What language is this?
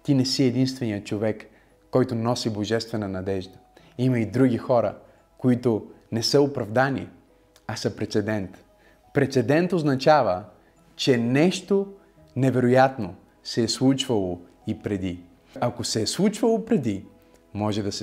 Bulgarian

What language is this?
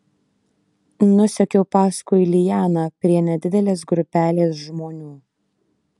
Lithuanian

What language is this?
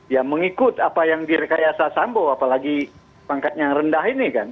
Indonesian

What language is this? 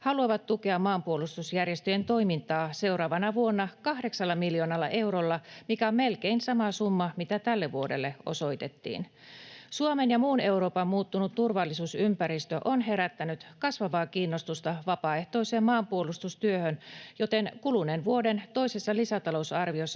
Finnish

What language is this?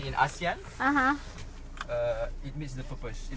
Thai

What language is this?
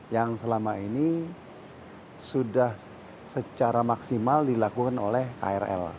Indonesian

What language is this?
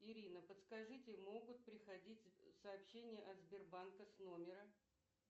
Russian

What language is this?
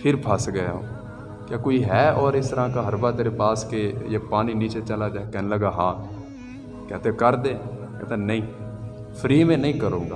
Urdu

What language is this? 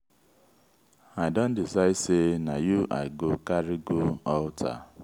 Nigerian Pidgin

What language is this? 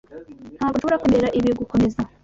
Kinyarwanda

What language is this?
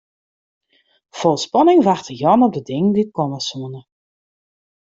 Western Frisian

